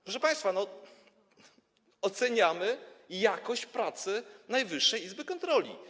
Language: Polish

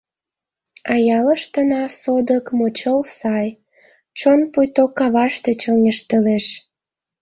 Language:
Mari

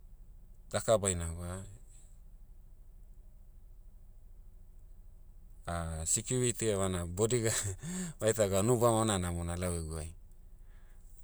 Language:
Motu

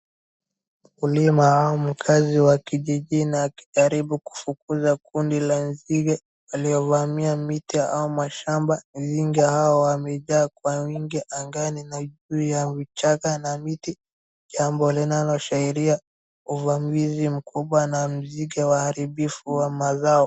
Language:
Swahili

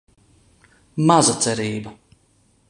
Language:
Latvian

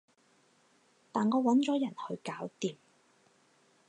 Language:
Cantonese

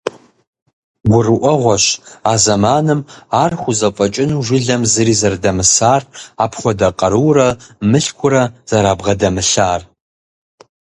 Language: Kabardian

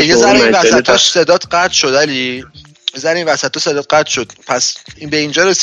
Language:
Persian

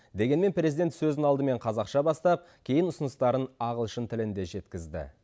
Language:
Kazakh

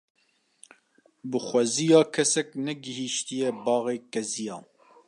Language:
Kurdish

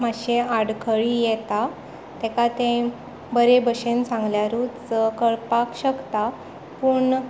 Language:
Konkani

